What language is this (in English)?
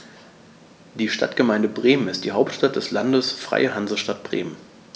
German